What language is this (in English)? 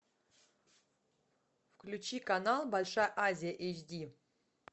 Russian